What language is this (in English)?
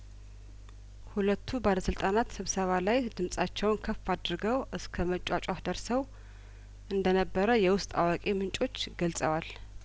Amharic